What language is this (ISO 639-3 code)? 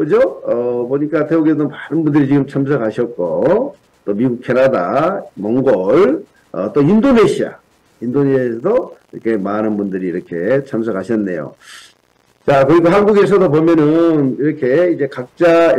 kor